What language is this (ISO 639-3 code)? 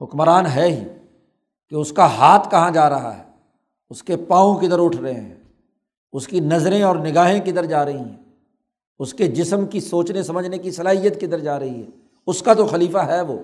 urd